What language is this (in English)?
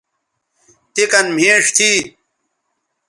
Bateri